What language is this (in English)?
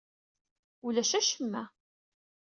Kabyle